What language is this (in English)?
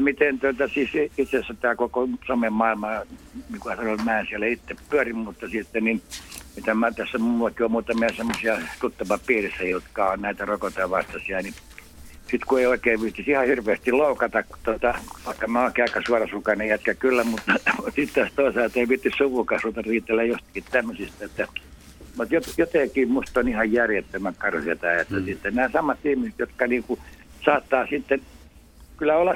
Finnish